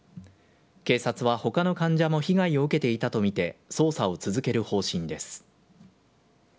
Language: Japanese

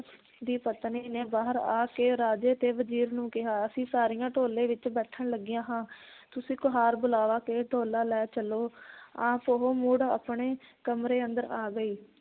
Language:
Punjabi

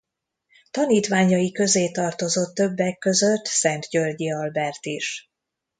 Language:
Hungarian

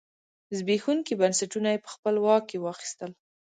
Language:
Pashto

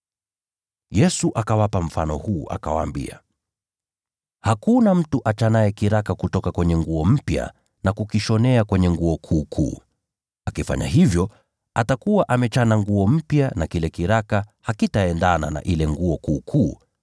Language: Swahili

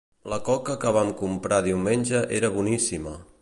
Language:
Catalan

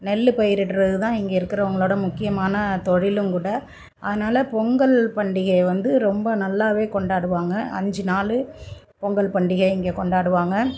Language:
Tamil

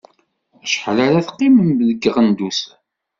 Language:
Kabyle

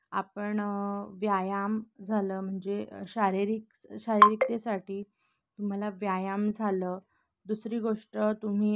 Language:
Marathi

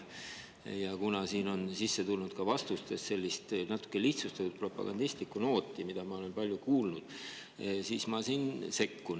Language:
Estonian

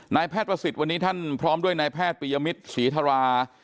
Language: Thai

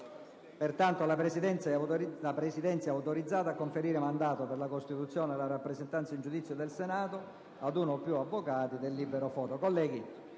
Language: Italian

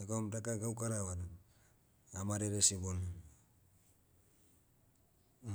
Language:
Motu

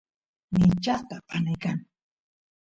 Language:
Santiago del Estero Quichua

